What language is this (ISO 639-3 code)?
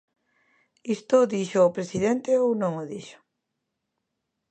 glg